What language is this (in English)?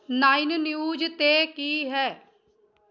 Punjabi